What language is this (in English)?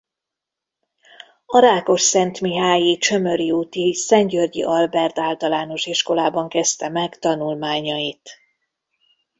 Hungarian